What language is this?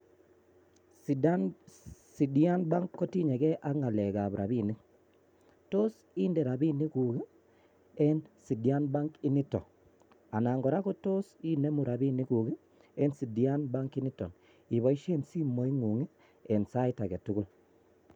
Kalenjin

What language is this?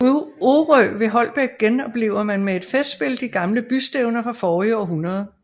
Danish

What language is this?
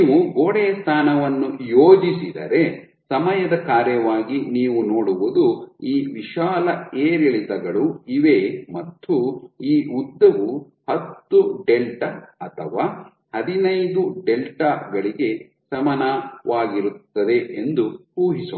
Kannada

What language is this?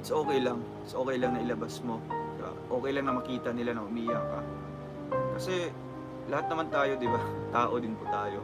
Filipino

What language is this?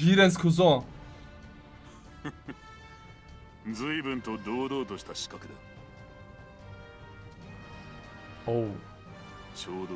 German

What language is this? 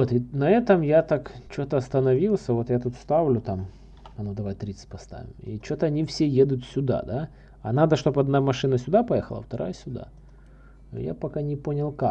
Russian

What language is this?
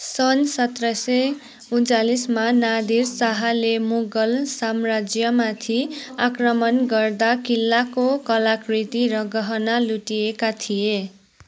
Nepali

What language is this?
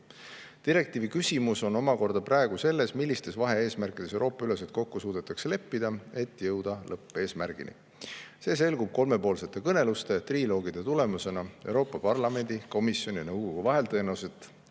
Estonian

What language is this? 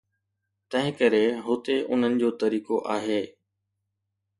Sindhi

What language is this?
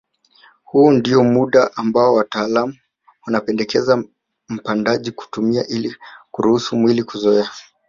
Swahili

